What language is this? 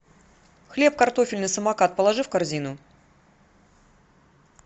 Russian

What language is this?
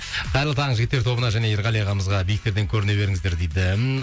Kazakh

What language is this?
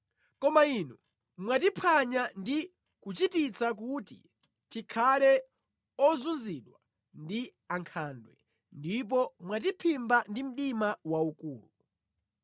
Nyanja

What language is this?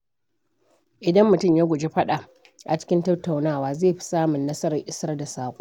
Hausa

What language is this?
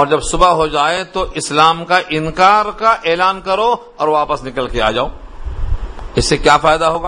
Urdu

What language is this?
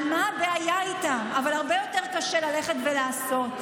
Hebrew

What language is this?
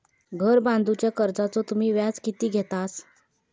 Marathi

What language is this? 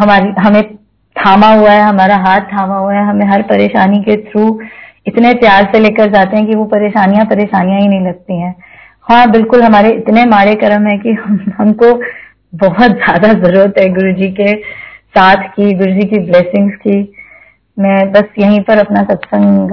Hindi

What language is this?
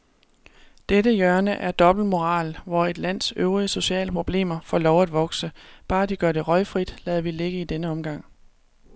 Danish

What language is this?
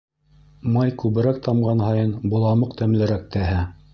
Bashkir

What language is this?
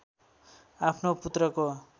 Nepali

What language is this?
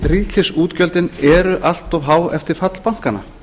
Icelandic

